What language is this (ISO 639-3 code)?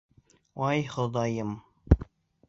bak